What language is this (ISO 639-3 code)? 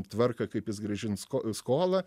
lit